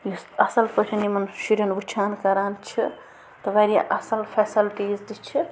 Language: Kashmiri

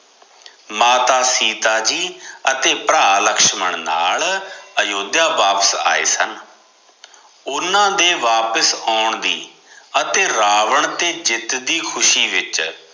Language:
Punjabi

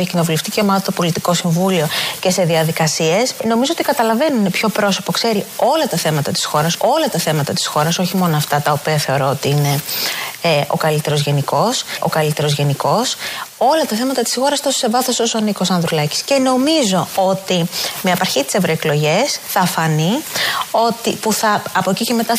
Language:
Greek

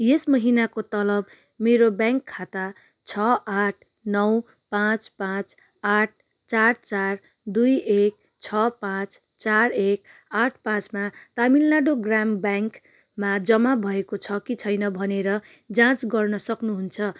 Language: Nepali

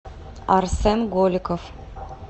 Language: Russian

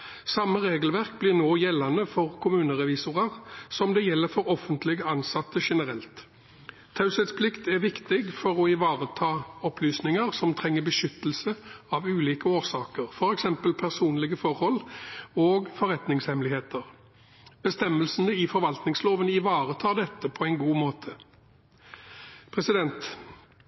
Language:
Norwegian Bokmål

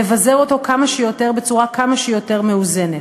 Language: Hebrew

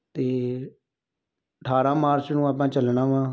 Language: Punjabi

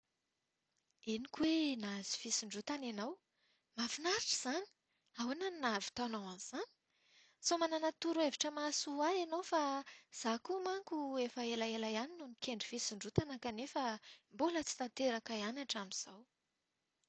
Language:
Malagasy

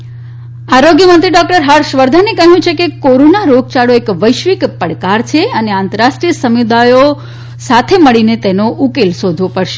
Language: Gujarati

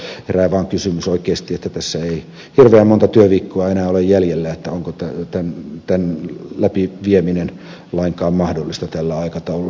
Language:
Finnish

